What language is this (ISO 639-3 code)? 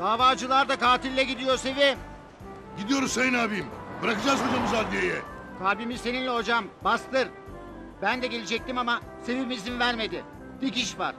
tur